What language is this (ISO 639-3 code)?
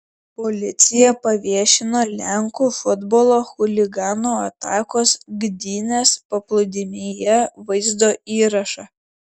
lit